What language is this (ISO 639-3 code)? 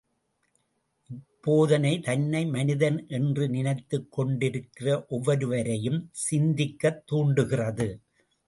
tam